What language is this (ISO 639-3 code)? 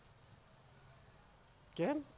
guj